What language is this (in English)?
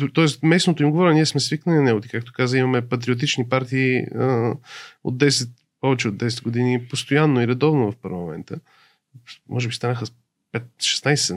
Bulgarian